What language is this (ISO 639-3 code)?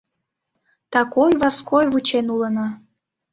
chm